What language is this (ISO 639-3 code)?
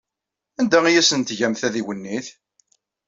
kab